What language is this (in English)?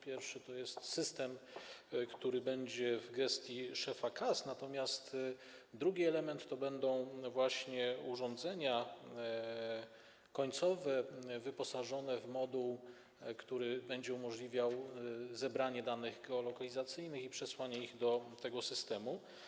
Polish